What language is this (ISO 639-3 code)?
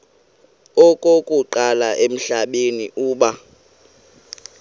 xho